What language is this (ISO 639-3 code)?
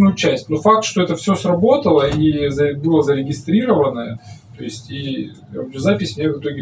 rus